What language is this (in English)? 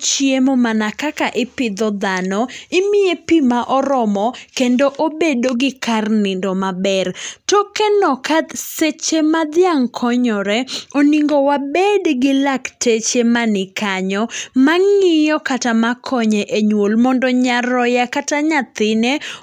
Luo (Kenya and Tanzania)